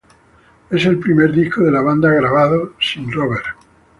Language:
Spanish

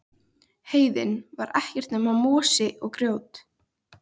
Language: Icelandic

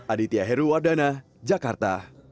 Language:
Indonesian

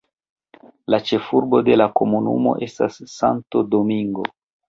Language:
Esperanto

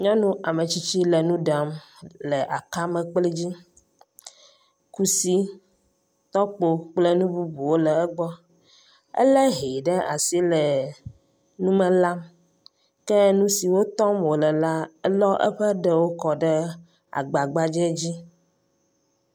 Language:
Ewe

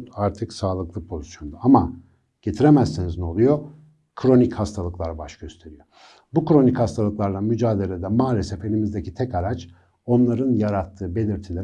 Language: Turkish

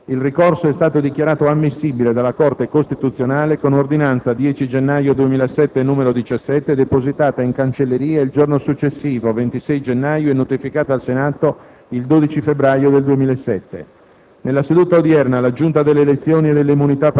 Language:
Italian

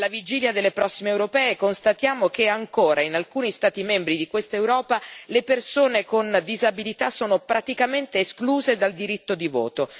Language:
Italian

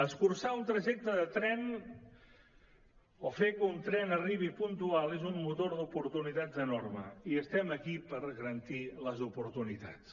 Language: Catalan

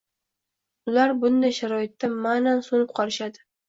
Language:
Uzbek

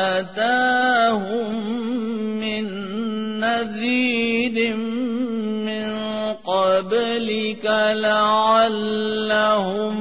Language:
Urdu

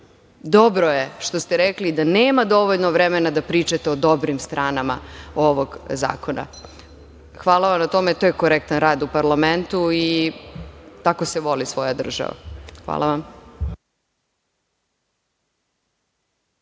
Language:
Serbian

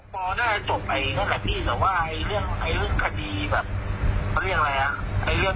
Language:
Thai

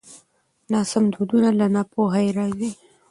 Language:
Pashto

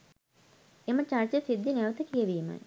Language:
Sinhala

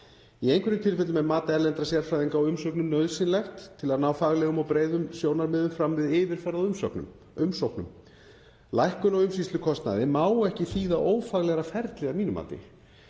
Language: Icelandic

